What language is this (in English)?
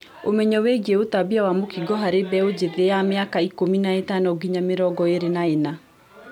Kikuyu